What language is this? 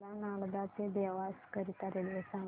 Marathi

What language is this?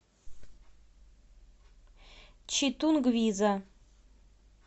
Russian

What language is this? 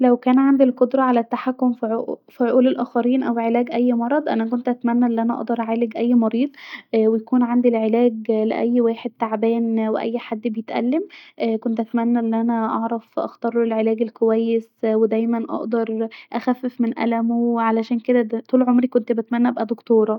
Egyptian Arabic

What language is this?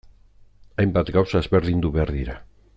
Basque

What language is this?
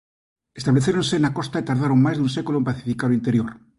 Galician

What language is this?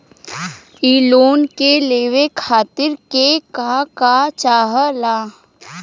Bhojpuri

